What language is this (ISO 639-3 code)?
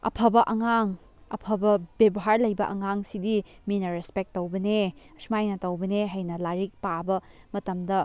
mni